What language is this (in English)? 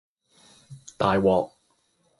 Cantonese